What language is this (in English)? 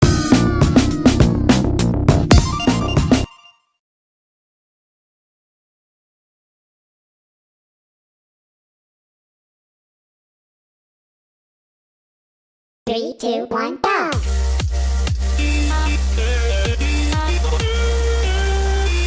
English